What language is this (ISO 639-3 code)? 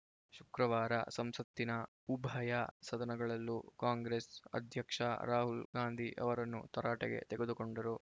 kan